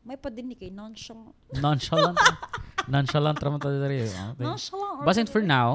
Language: Filipino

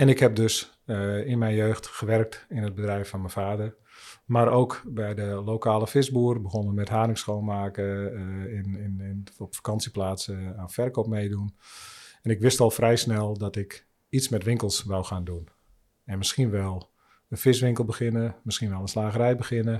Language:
Dutch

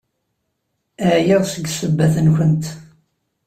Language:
Kabyle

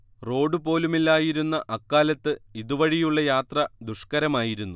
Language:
Malayalam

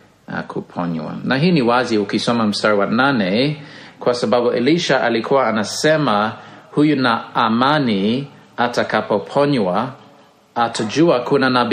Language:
Swahili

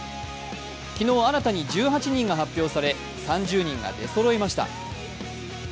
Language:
Japanese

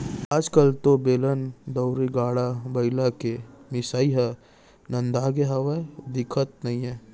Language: Chhattisgarhi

